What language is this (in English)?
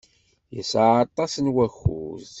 Kabyle